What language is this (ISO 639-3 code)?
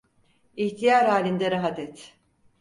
tur